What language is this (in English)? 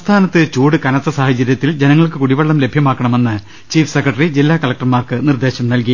Malayalam